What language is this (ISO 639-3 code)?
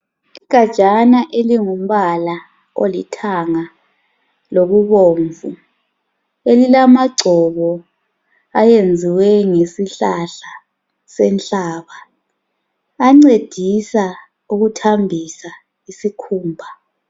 nde